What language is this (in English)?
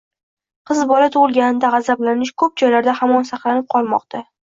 Uzbek